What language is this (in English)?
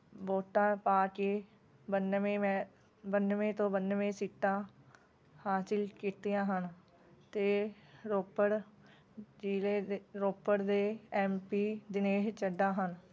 Punjabi